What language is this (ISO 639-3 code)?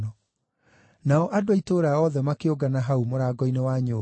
kik